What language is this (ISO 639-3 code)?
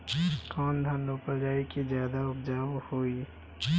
bho